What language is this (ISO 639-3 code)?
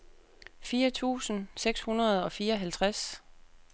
dan